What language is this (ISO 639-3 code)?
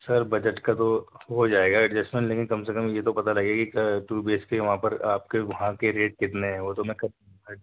urd